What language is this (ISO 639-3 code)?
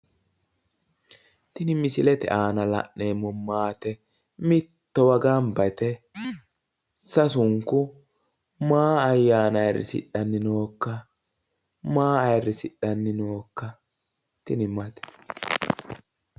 sid